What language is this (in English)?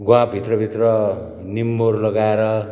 Nepali